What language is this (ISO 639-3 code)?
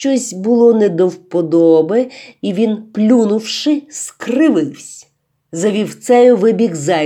ukr